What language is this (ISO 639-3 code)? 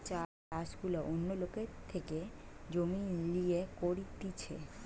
ben